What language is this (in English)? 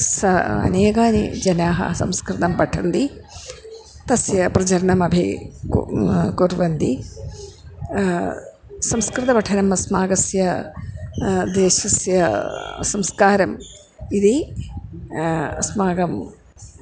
Sanskrit